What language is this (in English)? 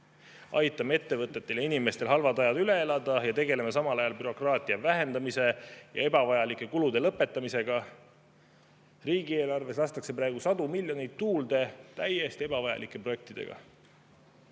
Estonian